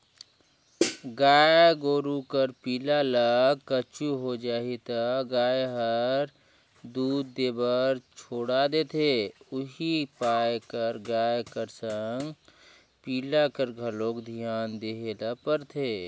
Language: Chhattisgarhi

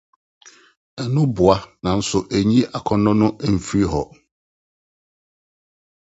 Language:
Akan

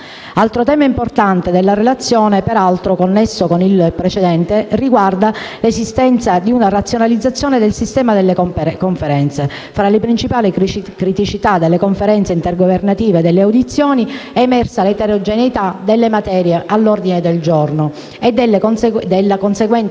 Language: Italian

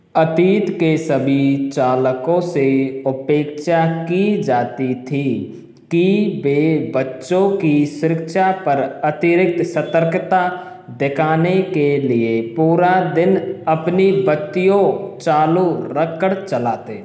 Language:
Hindi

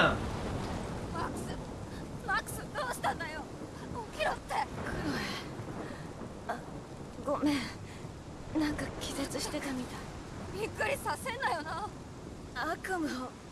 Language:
Japanese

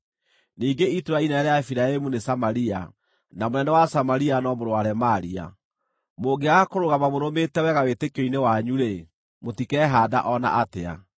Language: Kikuyu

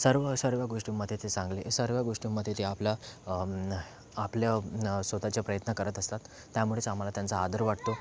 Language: Marathi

